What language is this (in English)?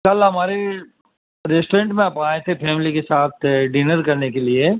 Urdu